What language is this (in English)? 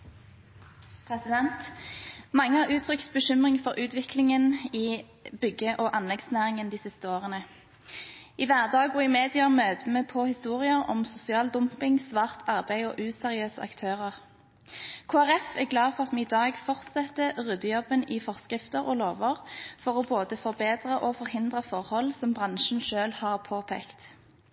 Norwegian